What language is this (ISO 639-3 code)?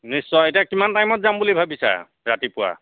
asm